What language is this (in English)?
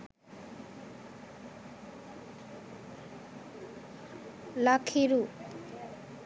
Sinhala